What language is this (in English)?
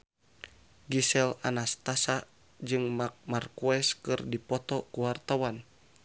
Sundanese